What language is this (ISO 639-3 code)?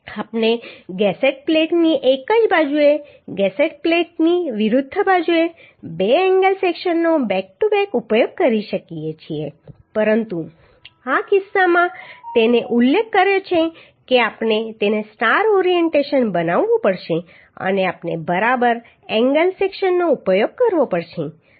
guj